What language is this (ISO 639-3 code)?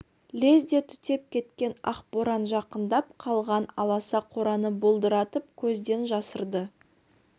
kaz